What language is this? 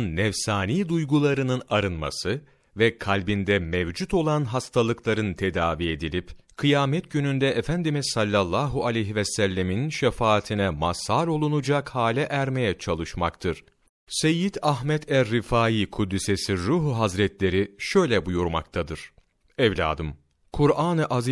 Turkish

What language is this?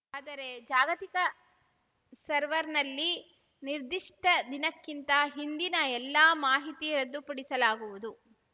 Kannada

